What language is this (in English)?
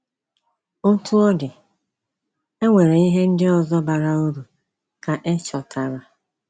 Igbo